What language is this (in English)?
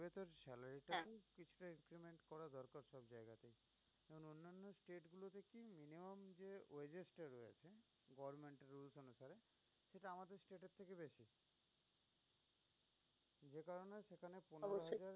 Bangla